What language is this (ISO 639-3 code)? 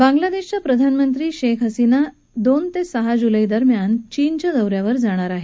mar